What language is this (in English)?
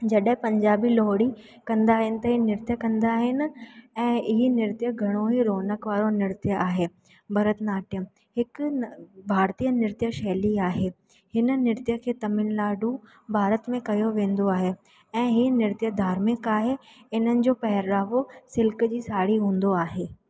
Sindhi